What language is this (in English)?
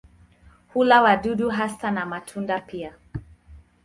Swahili